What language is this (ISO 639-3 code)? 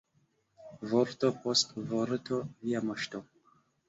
epo